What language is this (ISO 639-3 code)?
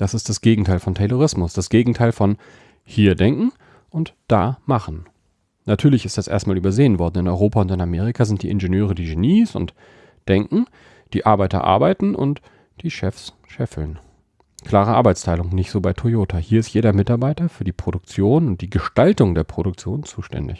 deu